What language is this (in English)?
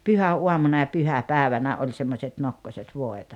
Finnish